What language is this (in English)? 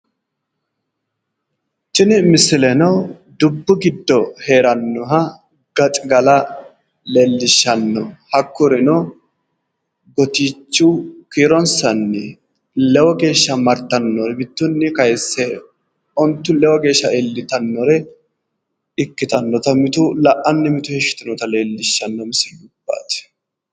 Sidamo